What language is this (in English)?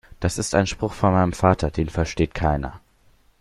German